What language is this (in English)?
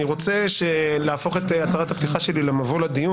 Hebrew